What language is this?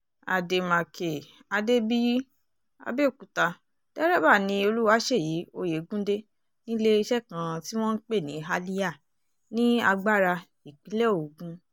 Yoruba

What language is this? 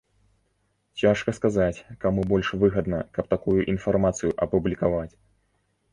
Belarusian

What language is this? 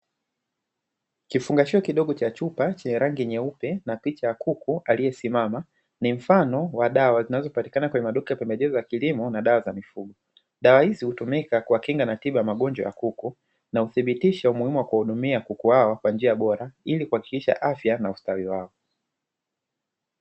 Swahili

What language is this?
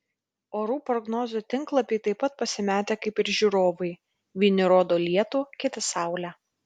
Lithuanian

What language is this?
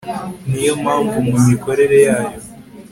Kinyarwanda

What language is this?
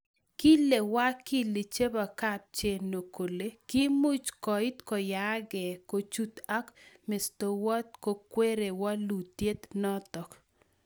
Kalenjin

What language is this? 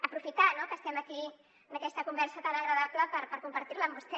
Catalan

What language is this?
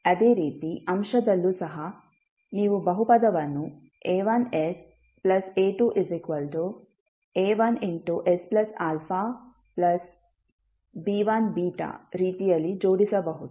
Kannada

